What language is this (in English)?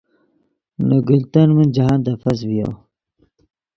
Yidgha